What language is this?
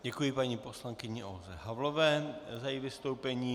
Czech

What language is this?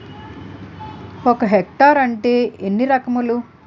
Telugu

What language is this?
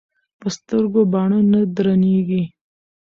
Pashto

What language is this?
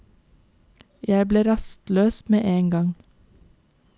Norwegian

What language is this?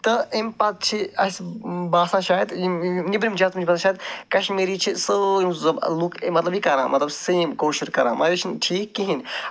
Kashmiri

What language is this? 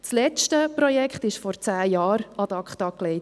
Swiss German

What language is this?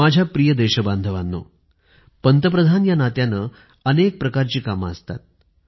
Marathi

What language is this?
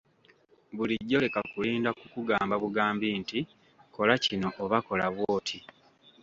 Ganda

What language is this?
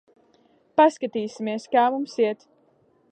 Latvian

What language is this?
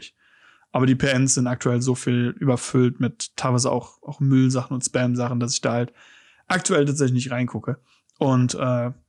German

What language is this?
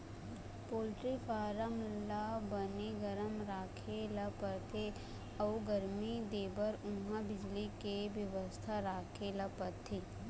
Chhattisgarhi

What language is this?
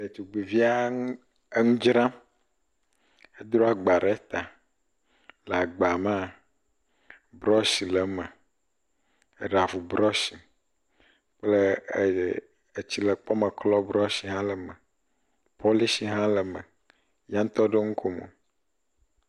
Ewe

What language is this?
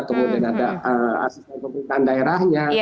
Indonesian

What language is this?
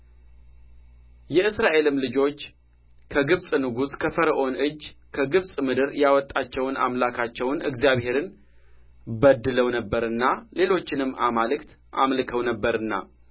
Amharic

